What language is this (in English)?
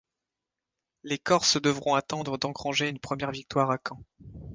French